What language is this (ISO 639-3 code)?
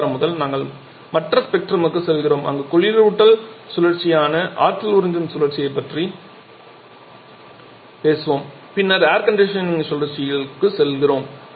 tam